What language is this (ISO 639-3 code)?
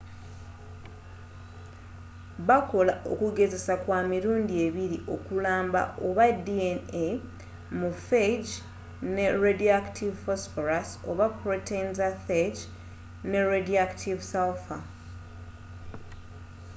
lug